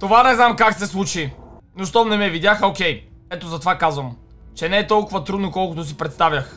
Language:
Bulgarian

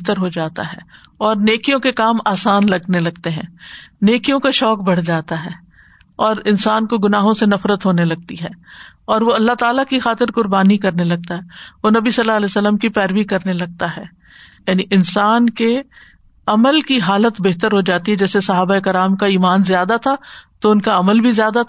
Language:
Urdu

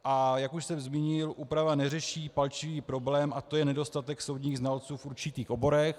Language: Czech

